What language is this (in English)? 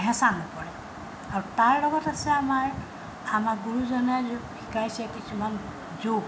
Assamese